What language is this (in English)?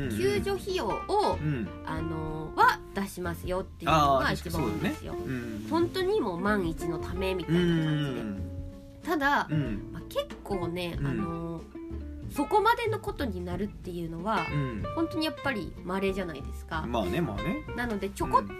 Japanese